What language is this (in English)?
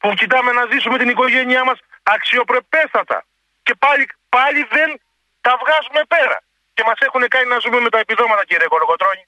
Greek